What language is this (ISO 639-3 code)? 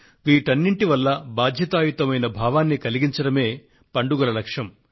tel